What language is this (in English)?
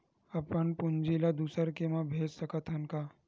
Chhattisgarhi